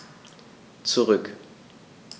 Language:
German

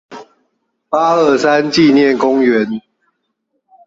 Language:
Chinese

